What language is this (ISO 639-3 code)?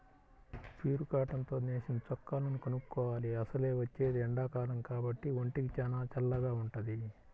tel